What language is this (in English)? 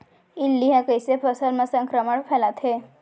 Chhattisgarhi